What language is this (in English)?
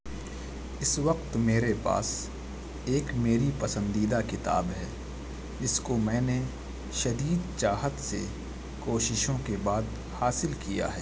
Urdu